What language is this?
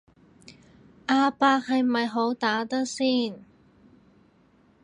Cantonese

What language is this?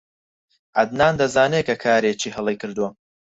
Central Kurdish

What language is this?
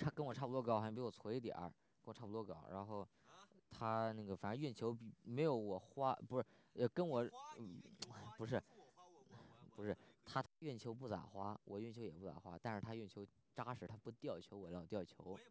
Chinese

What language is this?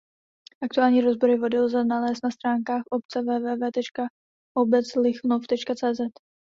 Czech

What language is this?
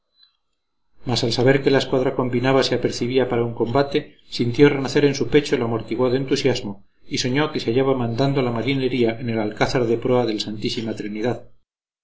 Spanish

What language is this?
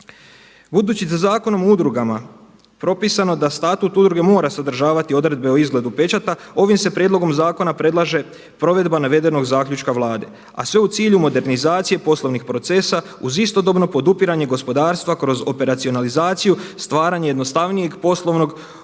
Croatian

